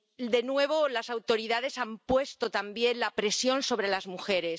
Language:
Spanish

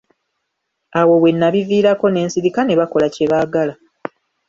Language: Ganda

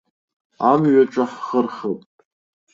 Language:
Abkhazian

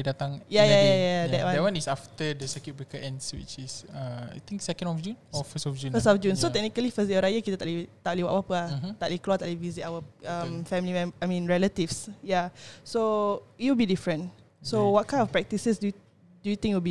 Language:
Malay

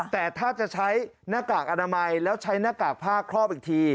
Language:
Thai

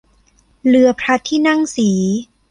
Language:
Thai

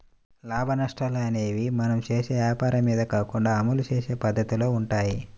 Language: Telugu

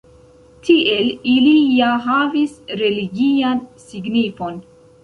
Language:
Esperanto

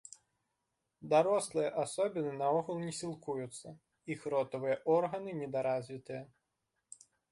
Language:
Belarusian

